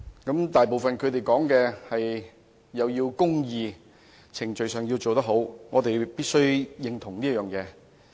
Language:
Cantonese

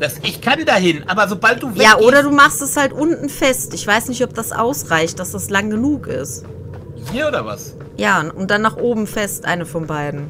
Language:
German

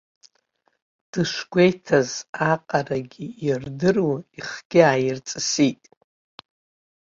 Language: Abkhazian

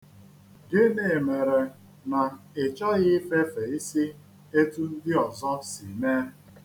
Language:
Igbo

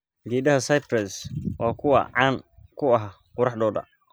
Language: Somali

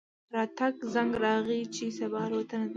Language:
Pashto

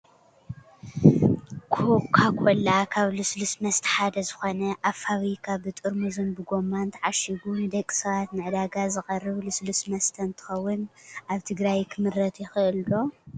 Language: Tigrinya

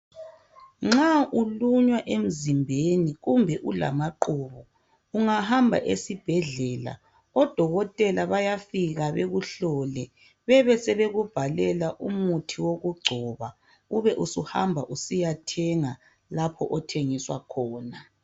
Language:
North Ndebele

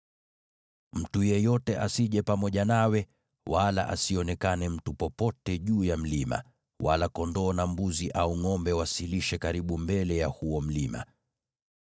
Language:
Swahili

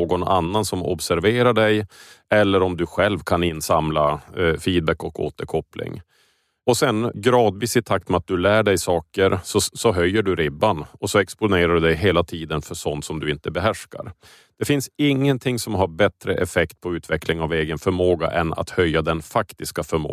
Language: Swedish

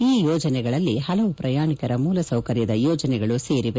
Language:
Kannada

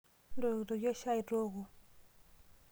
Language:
Masai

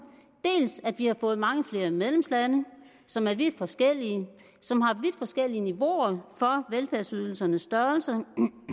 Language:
Danish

